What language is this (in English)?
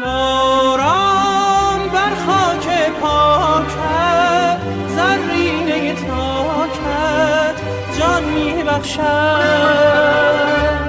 Persian